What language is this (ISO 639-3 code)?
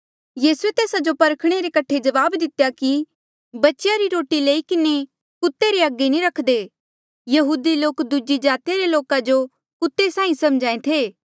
mjl